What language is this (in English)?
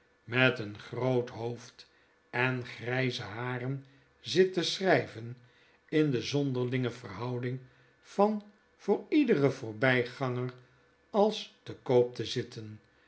Dutch